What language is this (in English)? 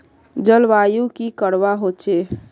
Magahi